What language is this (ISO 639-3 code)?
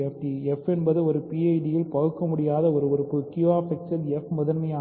tam